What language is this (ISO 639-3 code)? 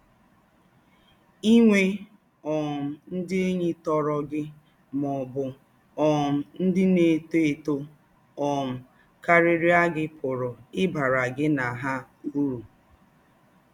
ibo